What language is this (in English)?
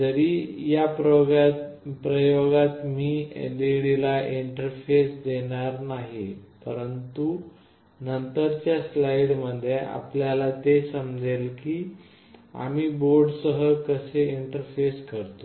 Marathi